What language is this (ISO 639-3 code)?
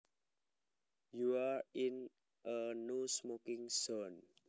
jav